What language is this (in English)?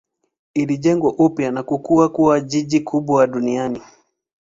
Swahili